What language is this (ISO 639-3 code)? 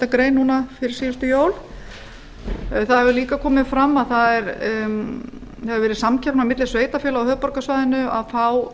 isl